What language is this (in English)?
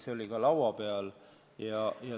Estonian